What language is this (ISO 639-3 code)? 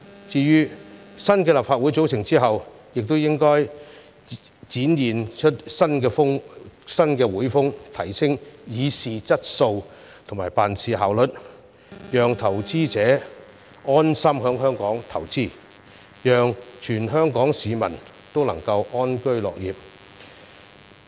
yue